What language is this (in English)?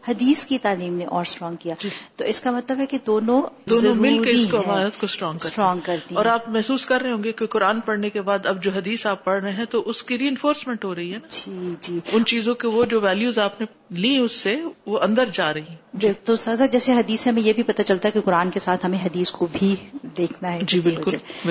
Urdu